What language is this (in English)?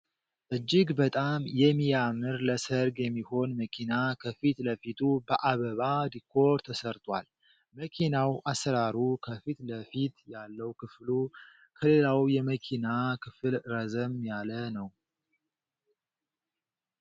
Amharic